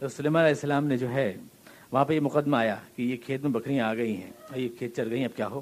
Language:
Urdu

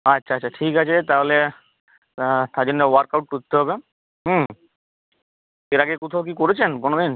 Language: Bangla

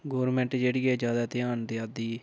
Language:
Dogri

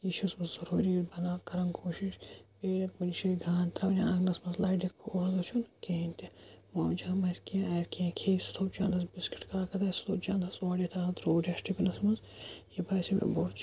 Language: Kashmiri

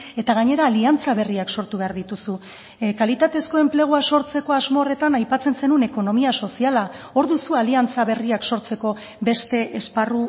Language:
Basque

